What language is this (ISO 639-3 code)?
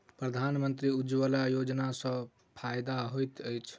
mai